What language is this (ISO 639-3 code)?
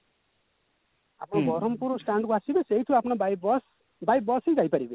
ori